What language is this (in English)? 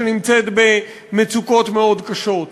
Hebrew